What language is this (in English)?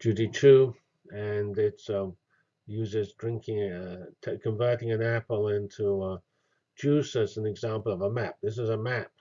English